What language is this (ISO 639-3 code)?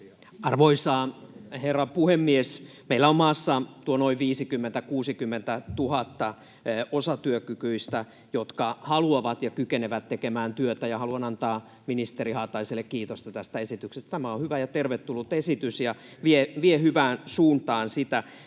fin